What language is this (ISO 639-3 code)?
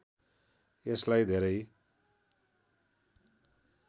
nep